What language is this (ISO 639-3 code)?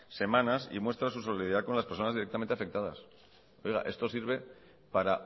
spa